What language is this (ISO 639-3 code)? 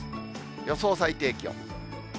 jpn